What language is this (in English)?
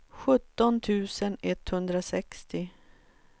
Swedish